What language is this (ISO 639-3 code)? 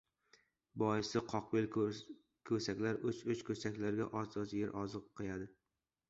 uzb